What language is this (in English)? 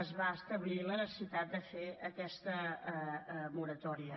Catalan